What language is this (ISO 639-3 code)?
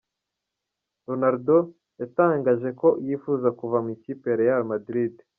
kin